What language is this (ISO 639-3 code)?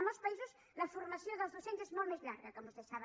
cat